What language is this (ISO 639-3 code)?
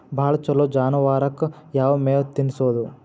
kan